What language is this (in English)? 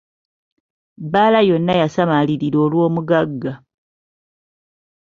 Ganda